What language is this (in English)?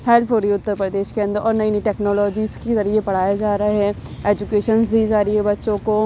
Urdu